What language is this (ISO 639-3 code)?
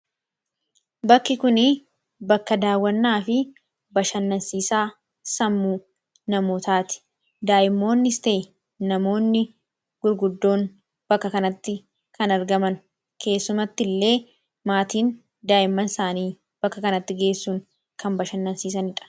orm